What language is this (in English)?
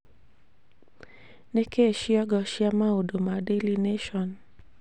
Kikuyu